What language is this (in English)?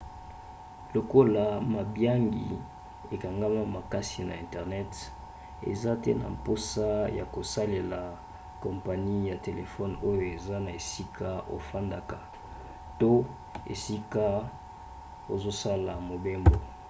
Lingala